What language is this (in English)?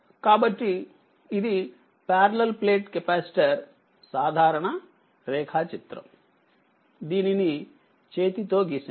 Telugu